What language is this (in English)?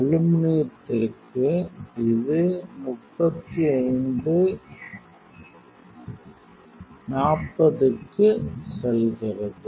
Tamil